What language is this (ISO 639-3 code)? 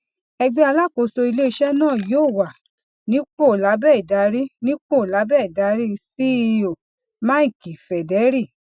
yor